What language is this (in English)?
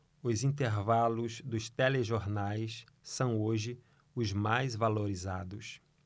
Portuguese